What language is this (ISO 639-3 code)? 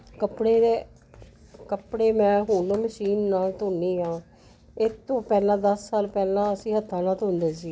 pan